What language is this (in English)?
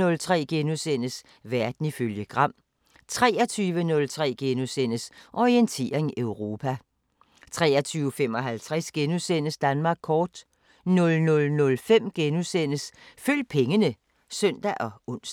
Danish